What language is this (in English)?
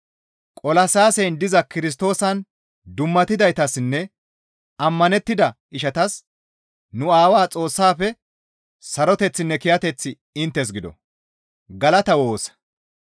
Gamo